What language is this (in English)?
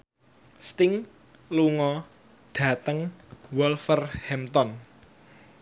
Javanese